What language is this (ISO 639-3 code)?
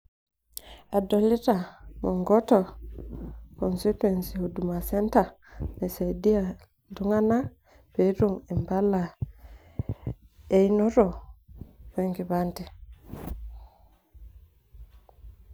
mas